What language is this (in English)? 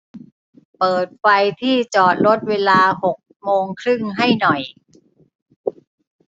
Thai